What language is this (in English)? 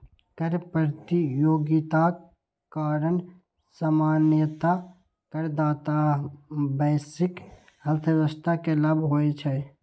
Maithili